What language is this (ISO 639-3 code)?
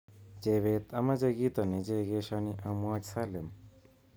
kln